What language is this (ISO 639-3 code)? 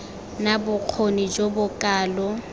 tsn